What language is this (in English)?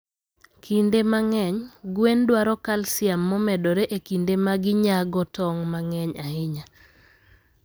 Luo (Kenya and Tanzania)